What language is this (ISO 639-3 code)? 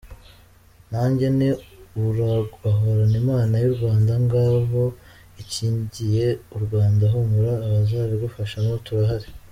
kin